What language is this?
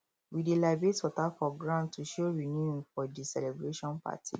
Nigerian Pidgin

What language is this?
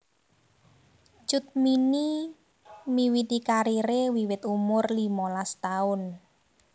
Javanese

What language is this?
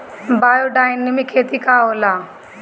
Bhojpuri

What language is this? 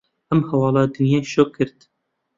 Central Kurdish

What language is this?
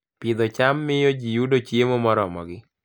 Luo (Kenya and Tanzania)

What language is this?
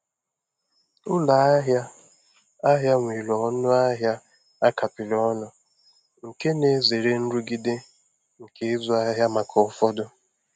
Igbo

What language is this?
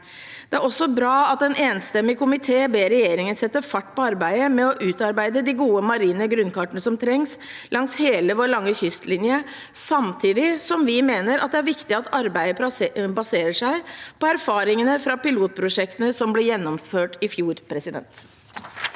Norwegian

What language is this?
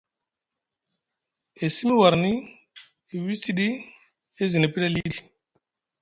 Musgu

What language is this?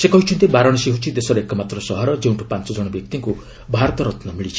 Odia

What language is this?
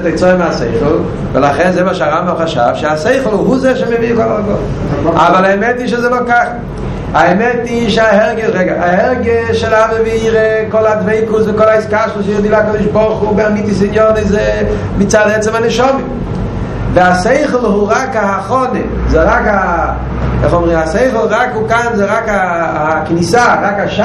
Hebrew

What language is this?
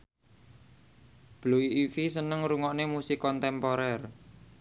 Javanese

